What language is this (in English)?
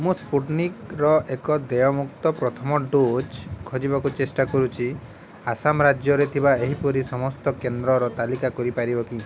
Odia